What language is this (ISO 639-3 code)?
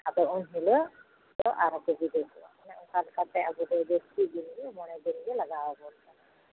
sat